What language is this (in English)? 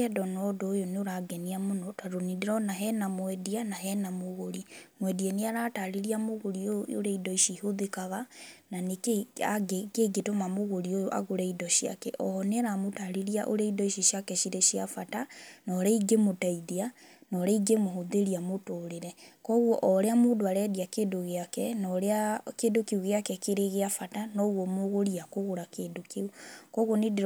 Kikuyu